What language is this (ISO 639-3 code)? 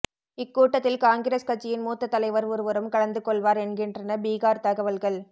tam